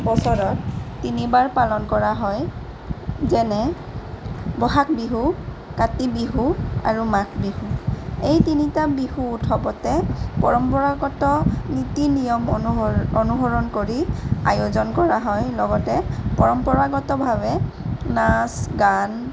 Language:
Assamese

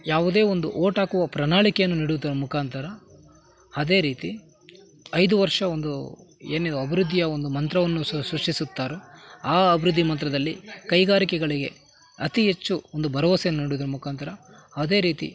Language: Kannada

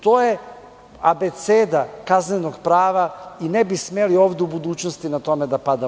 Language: Serbian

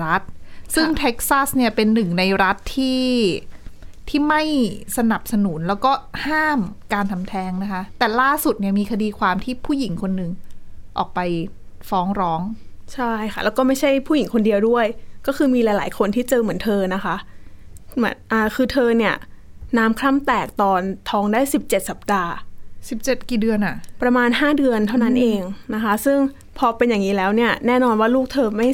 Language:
Thai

